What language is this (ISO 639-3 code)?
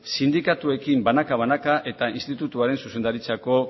eus